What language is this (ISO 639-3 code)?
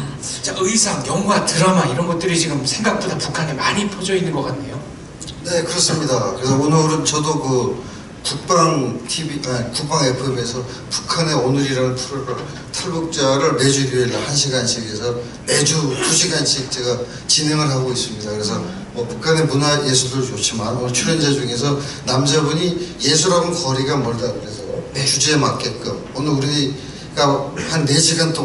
kor